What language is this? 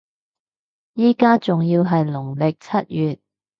Cantonese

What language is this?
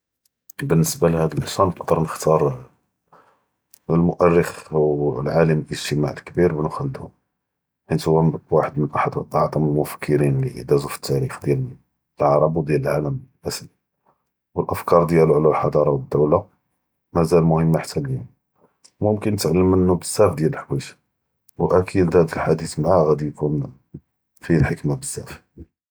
Judeo-Arabic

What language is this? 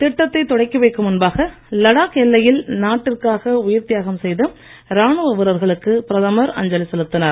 Tamil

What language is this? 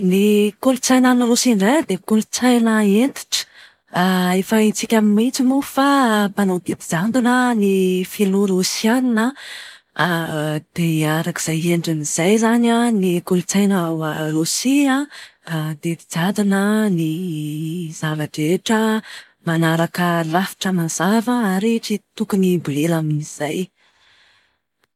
Malagasy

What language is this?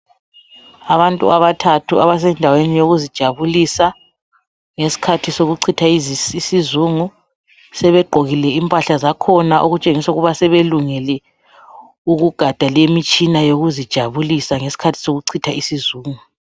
North Ndebele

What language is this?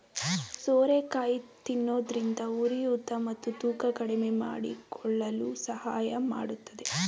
Kannada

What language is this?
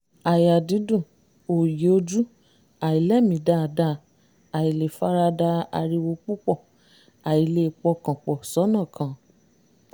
Yoruba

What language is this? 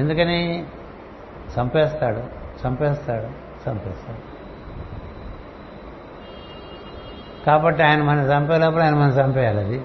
Telugu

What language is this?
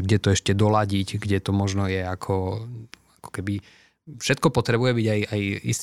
Slovak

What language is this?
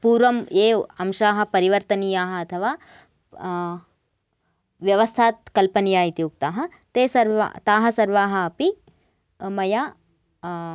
Sanskrit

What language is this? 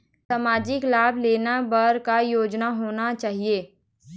Chhattisgarhi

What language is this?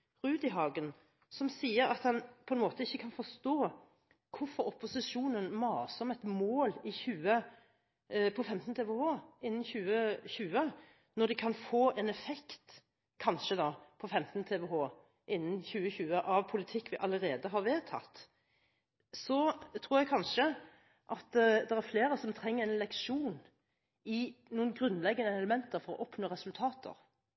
Norwegian Bokmål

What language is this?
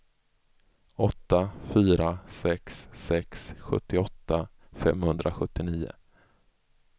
Swedish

